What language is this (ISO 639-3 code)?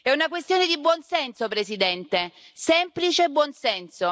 ita